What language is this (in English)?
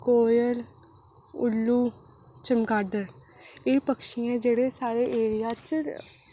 Dogri